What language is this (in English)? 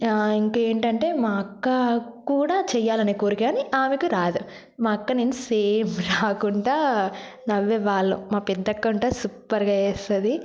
Telugu